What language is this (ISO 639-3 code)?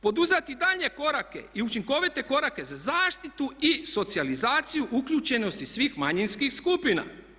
hrv